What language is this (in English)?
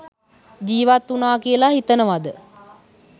Sinhala